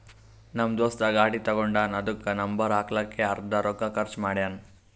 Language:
Kannada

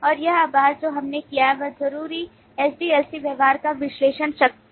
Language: Hindi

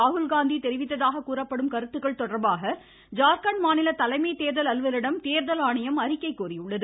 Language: Tamil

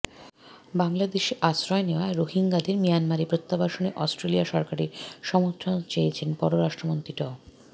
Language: Bangla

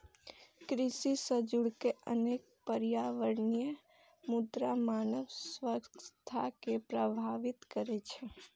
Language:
Maithili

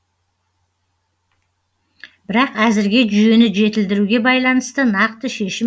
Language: Kazakh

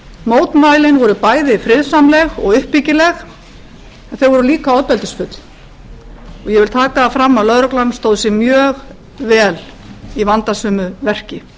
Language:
Icelandic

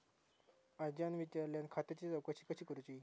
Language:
Marathi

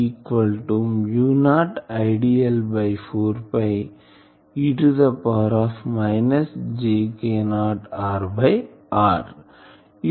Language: Telugu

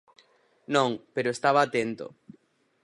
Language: Galician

